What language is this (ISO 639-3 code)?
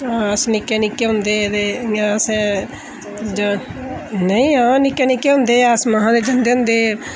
doi